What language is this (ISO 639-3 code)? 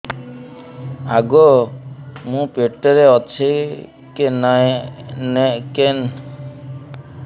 ori